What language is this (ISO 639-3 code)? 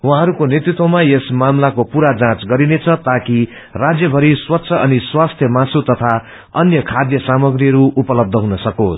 nep